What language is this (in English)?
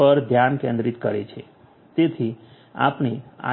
Gujarati